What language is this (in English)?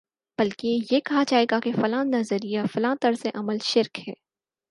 Urdu